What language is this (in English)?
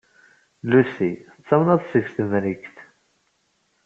Kabyle